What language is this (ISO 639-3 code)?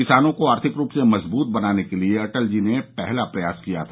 hin